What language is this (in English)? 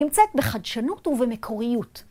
Hebrew